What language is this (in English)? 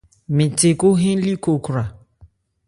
Ebrié